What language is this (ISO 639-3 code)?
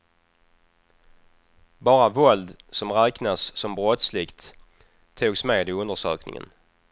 swe